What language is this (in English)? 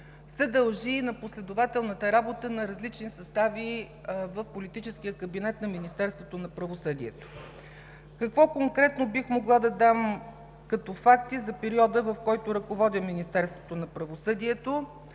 Bulgarian